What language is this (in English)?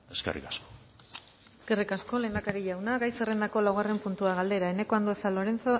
Basque